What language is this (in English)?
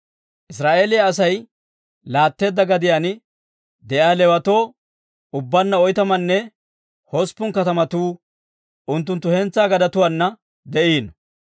Dawro